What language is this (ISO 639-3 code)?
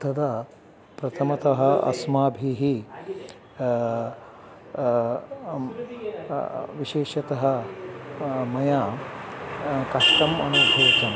san